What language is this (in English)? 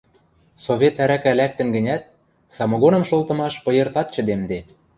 Western Mari